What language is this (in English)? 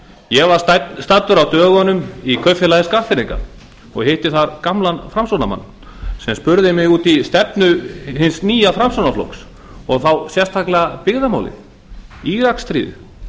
Icelandic